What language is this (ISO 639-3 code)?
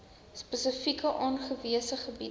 afr